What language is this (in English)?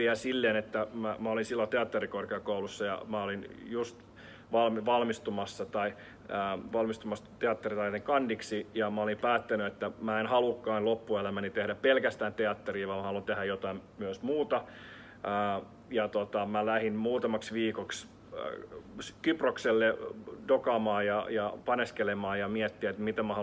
Finnish